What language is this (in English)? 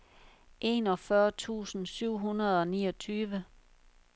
Danish